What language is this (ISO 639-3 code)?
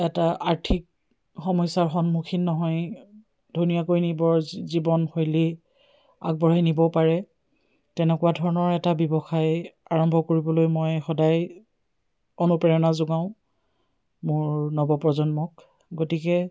asm